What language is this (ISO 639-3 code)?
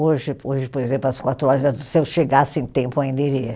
por